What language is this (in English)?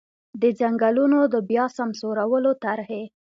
Pashto